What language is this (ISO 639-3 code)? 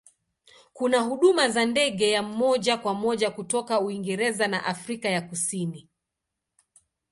swa